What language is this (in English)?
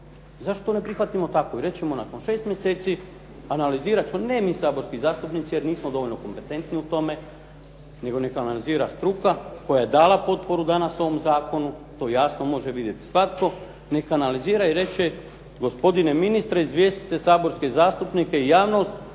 Croatian